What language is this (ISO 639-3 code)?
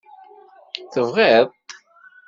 kab